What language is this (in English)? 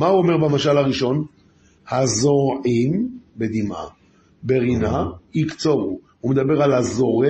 Hebrew